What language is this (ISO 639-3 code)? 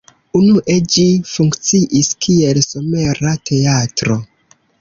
epo